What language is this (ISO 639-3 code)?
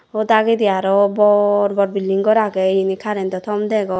ccp